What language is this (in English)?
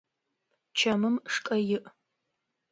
Adyghe